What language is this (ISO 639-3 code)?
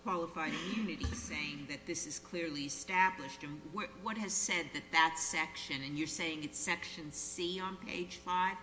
eng